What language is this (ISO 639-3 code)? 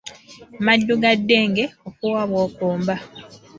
lug